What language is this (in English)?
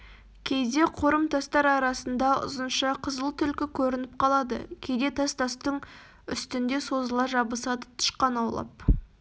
Kazakh